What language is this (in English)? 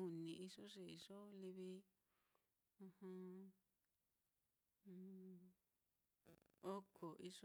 Mitlatongo Mixtec